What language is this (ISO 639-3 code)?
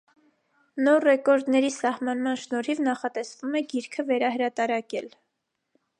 hye